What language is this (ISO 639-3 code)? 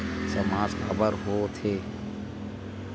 hne